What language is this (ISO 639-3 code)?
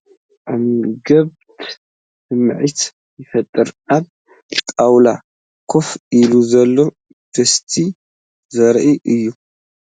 tir